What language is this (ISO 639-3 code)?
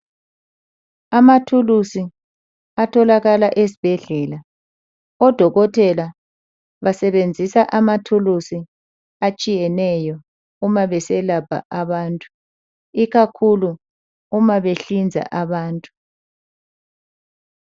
nde